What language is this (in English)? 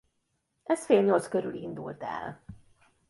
Hungarian